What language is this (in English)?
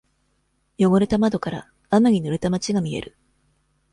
Japanese